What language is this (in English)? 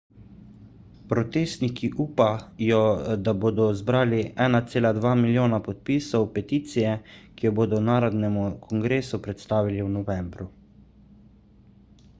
Slovenian